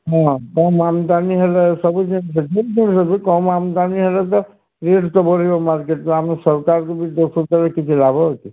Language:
Odia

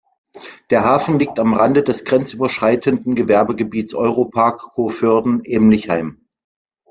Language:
German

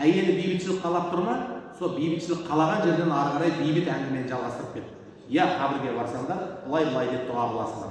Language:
Turkish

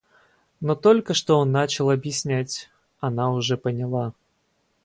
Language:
Russian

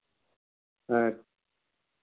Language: Santali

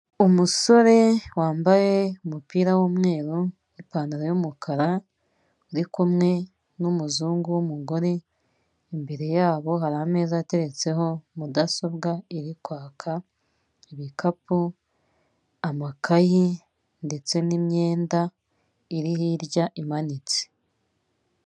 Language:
Kinyarwanda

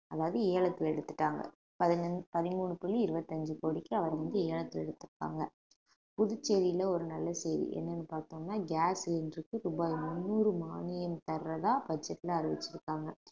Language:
Tamil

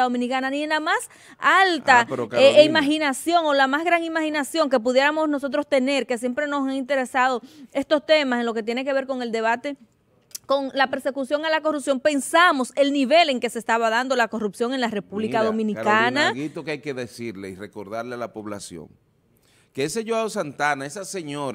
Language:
Spanish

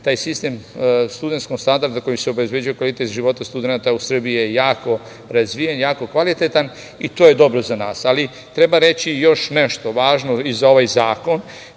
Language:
Serbian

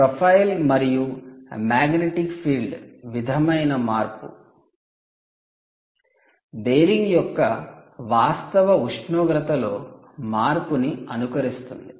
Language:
Telugu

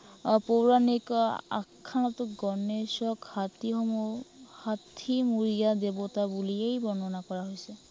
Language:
Assamese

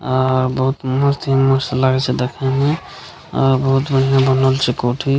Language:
Maithili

